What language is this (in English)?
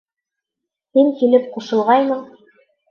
Bashkir